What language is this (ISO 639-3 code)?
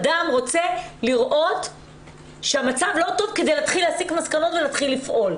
heb